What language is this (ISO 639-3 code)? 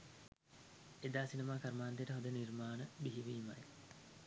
sin